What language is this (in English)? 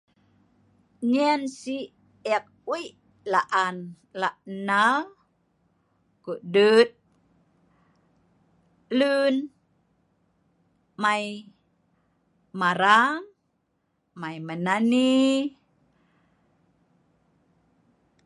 Sa'ban